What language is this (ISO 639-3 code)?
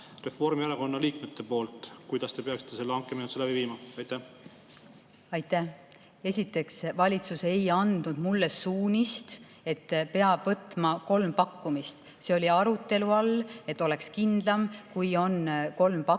est